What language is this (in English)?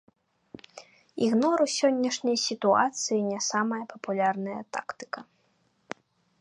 Belarusian